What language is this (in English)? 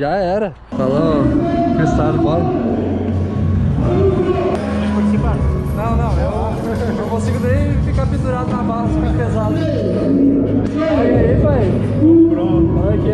Portuguese